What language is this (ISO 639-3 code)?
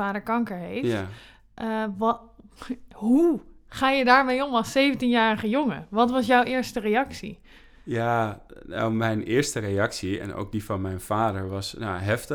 nld